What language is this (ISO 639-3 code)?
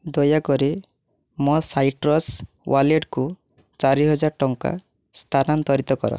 ori